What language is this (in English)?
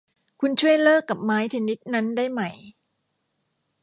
Thai